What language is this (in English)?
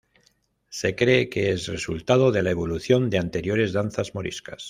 Spanish